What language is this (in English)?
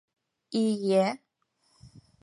Mari